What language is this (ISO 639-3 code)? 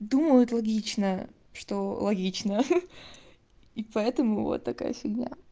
rus